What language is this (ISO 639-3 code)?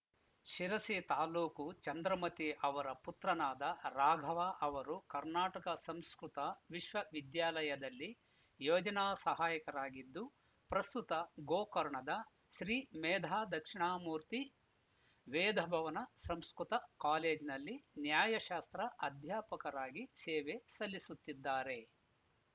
kan